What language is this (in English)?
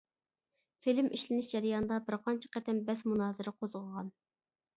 Uyghur